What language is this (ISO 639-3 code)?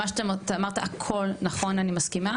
heb